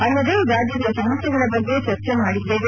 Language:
Kannada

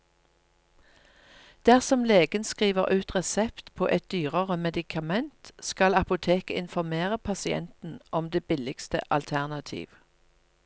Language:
Norwegian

